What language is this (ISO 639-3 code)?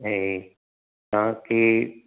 snd